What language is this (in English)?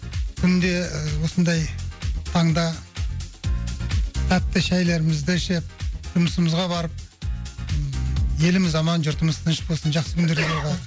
Kazakh